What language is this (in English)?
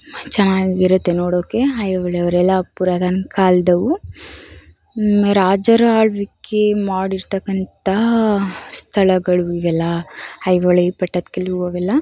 Kannada